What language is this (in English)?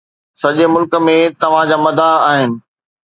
Sindhi